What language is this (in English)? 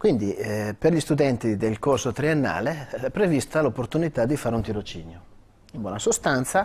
Italian